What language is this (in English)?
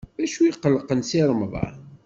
Kabyle